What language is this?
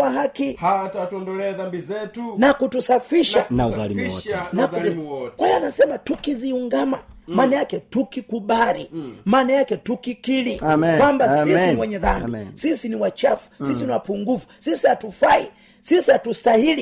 Swahili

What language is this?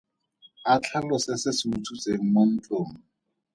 Tswana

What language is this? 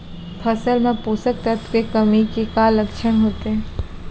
Chhattisgarhi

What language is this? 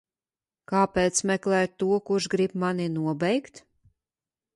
Latvian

